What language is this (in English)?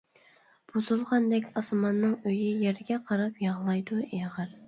Uyghur